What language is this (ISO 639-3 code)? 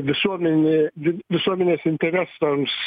lit